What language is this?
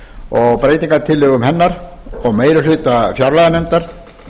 Icelandic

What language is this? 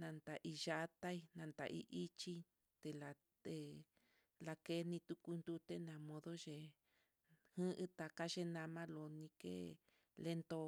Mitlatongo Mixtec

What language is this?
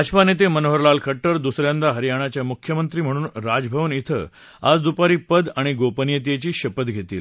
Marathi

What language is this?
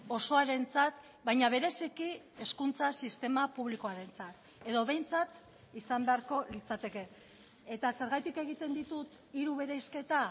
Basque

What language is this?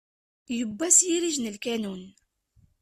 Kabyle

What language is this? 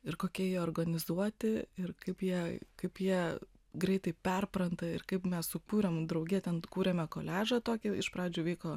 Lithuanian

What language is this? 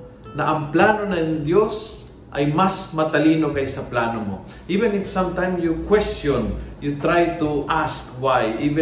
Filipino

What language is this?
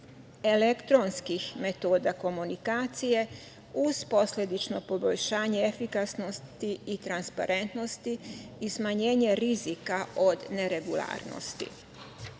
Serbian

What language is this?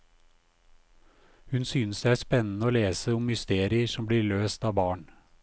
Norwegian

